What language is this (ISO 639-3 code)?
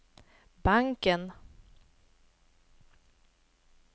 swe